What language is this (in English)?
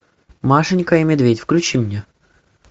Russian